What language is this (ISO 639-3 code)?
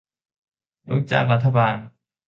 tha